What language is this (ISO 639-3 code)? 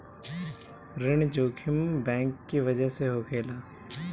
bho